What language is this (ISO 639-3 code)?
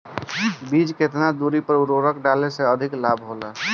bho